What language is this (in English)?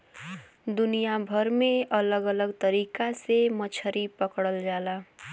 Bhojpuri